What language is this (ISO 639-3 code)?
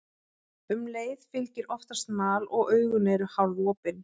isl